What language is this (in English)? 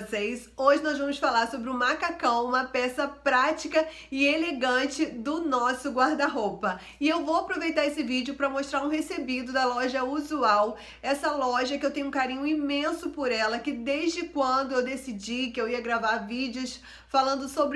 Portuguese